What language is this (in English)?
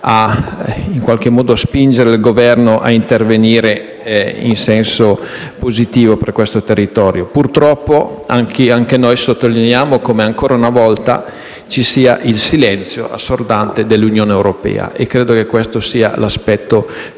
Italian